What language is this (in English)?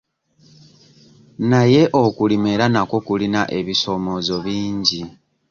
Ganda